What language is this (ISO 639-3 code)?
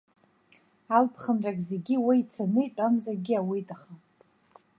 abk